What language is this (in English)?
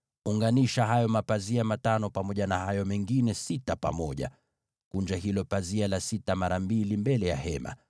Swahili